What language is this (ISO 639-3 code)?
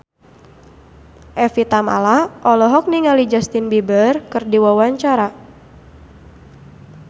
sun